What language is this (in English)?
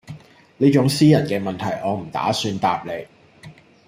Cantonese